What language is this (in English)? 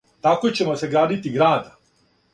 Serbian